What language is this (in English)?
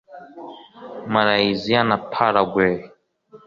Kinyarwanda